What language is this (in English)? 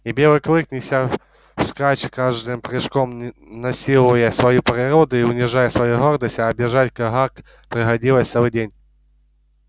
Russian